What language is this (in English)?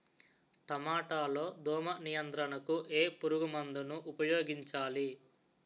Telugu